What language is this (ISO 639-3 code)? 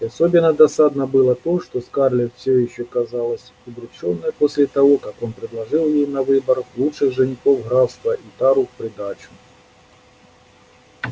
rus